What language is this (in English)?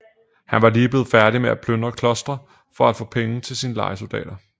Danish